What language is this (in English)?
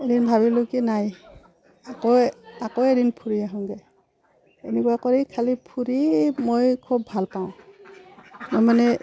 Assamese